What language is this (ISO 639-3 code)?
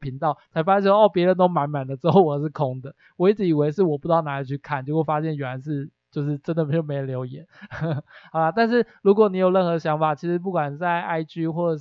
zho